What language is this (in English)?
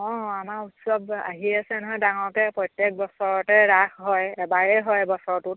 Assamese